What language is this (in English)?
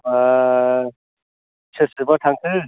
Bodo